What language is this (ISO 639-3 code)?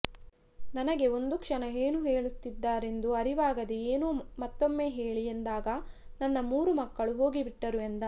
kan